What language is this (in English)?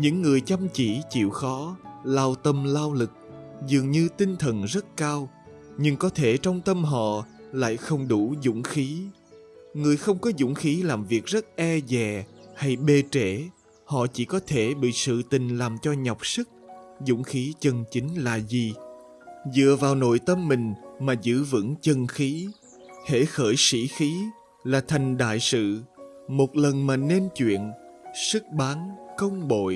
Vietnamese